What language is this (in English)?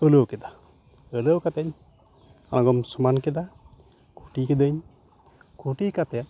Santali